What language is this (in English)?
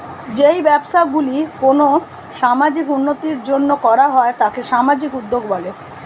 Bangla